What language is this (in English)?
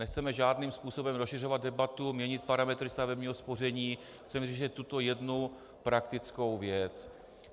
Czech